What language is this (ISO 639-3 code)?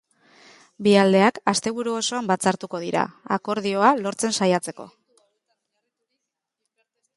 eus